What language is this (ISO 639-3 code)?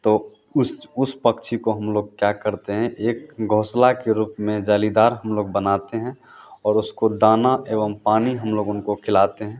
hin